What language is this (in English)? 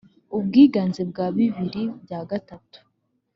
Kinyarwanda